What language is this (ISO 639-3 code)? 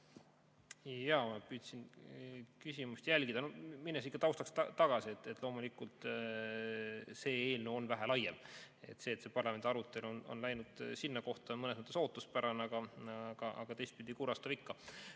est